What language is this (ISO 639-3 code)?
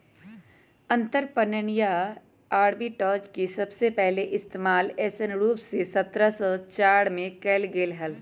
mag